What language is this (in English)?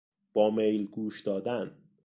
Persian